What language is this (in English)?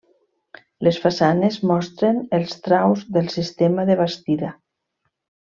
Catalan